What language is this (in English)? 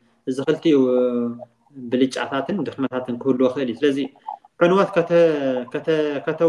Arabic